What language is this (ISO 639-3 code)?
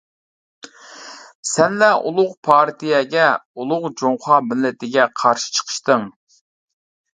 uig